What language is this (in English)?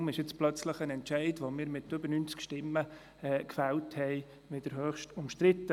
Swiss German